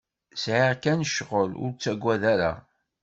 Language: Kabyle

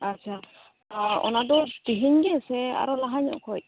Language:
Santali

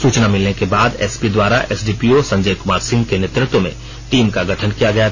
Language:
Hindi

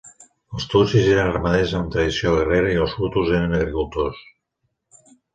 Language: Catalan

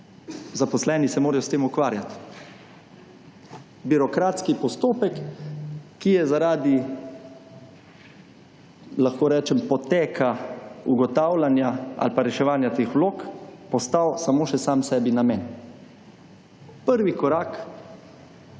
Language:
Slovenian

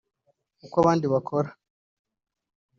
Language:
Kinyarwanda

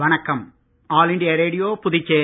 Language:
Tamil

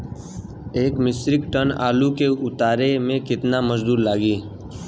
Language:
Bhojpuri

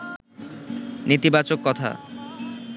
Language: Bangla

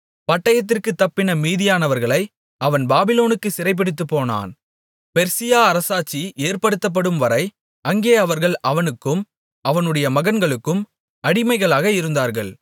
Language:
Tamil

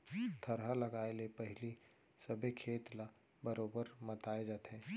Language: Chhattisgarhi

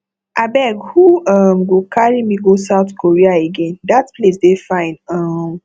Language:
Nigerian Pidgin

